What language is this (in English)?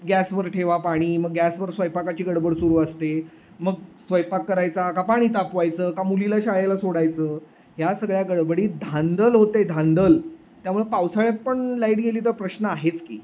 Marathi